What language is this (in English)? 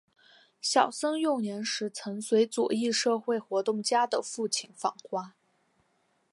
Chinese